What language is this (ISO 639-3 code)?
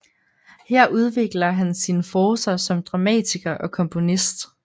dan